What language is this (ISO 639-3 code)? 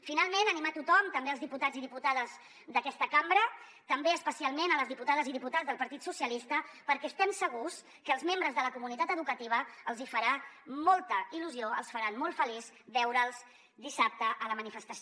cat